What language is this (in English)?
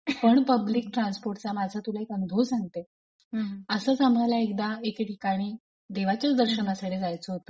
Marathi